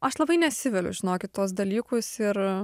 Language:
Lithuanian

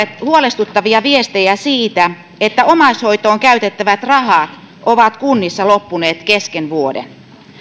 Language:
Finnish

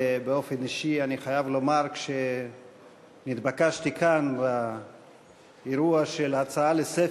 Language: Hebrew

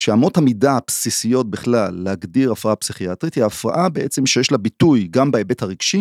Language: Hebrew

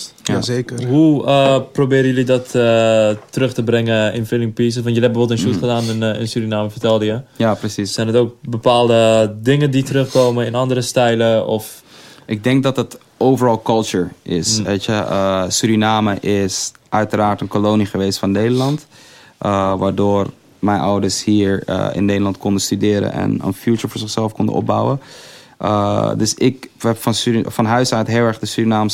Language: Dutch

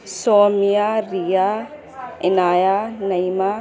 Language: Urdu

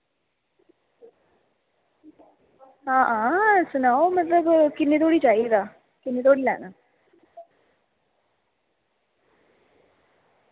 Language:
Dogri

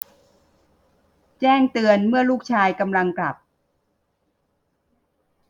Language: Thai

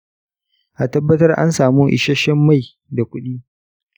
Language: Hausa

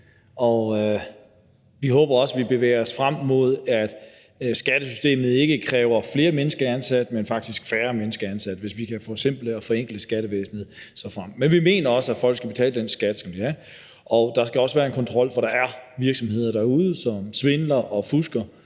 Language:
Danish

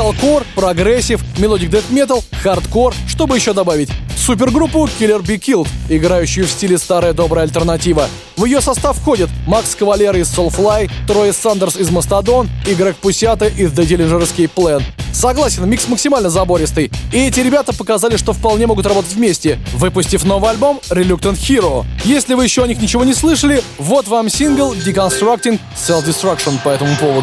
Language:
Russian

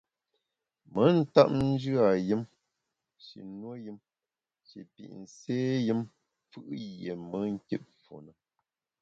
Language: Bamun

